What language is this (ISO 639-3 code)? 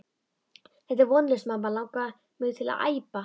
isl